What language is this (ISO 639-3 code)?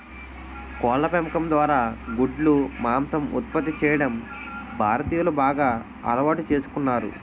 tel